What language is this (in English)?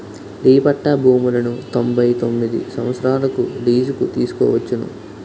Telugu